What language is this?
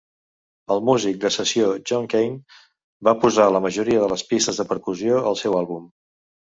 Catalan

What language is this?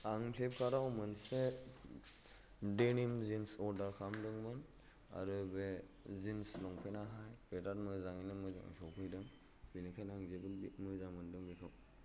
Bodo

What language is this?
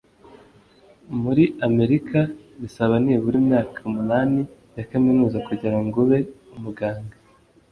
Kinyarwanda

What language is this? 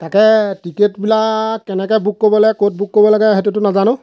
Assamese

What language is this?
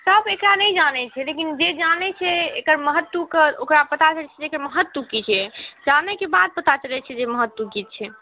Maithili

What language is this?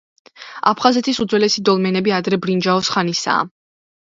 Georgian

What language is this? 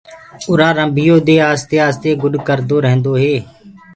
Gurgula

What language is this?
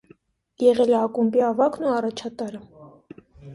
Armenian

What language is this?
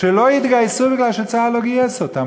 Hebrew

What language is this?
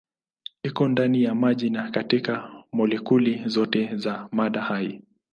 Swahili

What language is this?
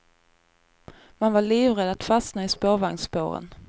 Swedish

